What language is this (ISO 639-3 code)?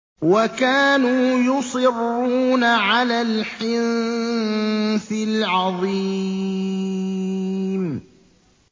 ara